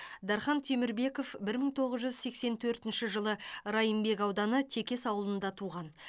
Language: Kazakh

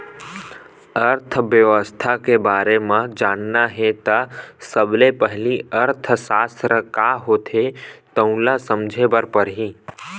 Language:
Chhattisgarhi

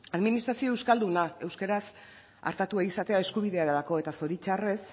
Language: Basque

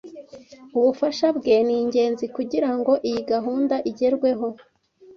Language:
Kinyarwanda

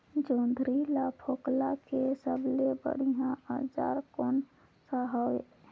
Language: Chhattisgarhi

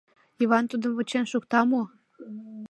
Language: Mari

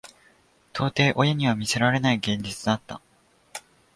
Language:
Japanese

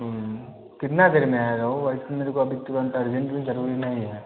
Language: Hindi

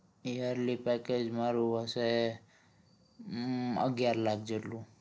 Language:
Gujarati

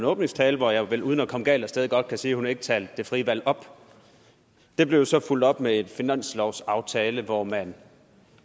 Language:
Danish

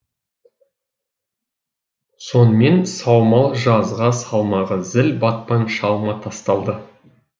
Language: Kazakh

